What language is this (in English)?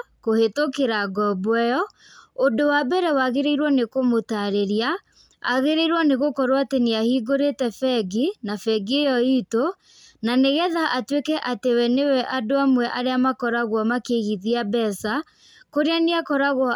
Kikuyu